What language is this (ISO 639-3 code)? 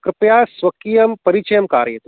san